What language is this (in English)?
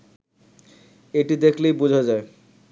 Bangla